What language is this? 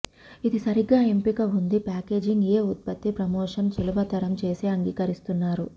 Telugu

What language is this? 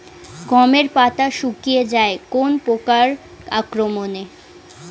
Bangla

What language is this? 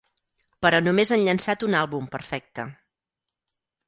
Catalan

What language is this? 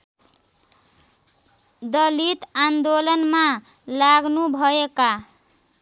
Nepali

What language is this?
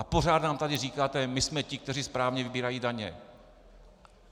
Czech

